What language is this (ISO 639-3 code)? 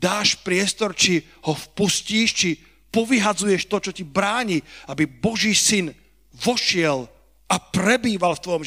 slk